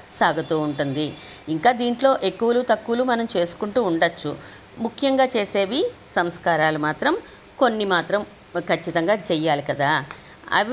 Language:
Telugu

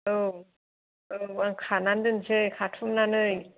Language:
Bodo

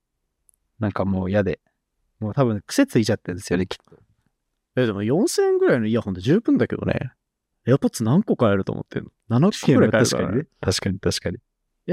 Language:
Japanese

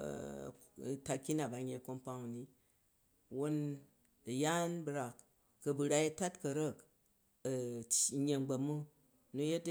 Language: Jju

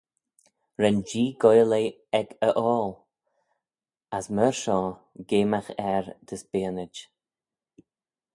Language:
Manx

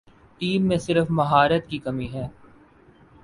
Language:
Urdu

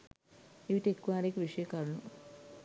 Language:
Sinhala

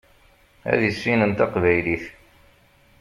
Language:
Kabyle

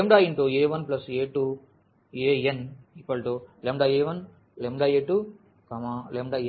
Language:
Telugu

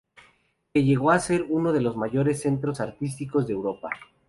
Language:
Spanish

